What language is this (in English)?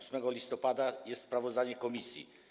Polish